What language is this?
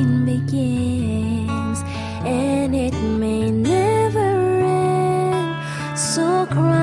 Korean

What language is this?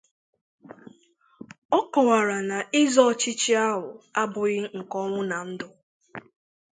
Igbo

